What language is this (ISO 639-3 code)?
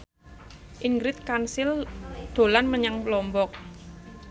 jav